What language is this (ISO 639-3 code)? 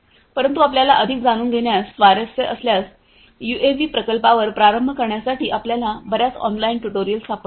mar